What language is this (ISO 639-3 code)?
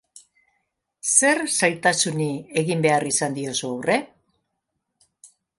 eus